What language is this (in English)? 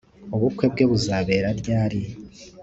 Kinyarwanda